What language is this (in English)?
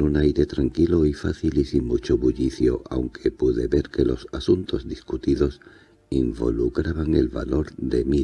Spanish